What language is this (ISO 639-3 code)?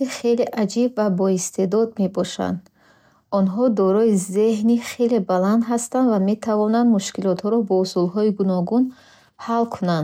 bhh